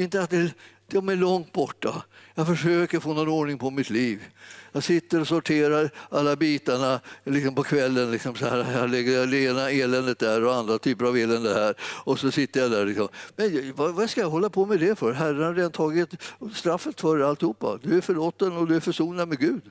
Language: Swedish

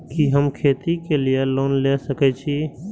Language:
Maithili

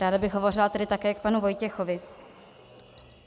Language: Czech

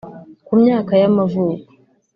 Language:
Kinyarwanda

